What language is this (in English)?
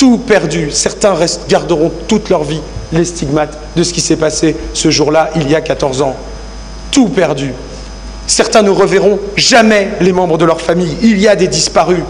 French